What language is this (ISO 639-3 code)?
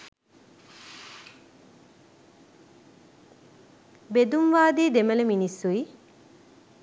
sin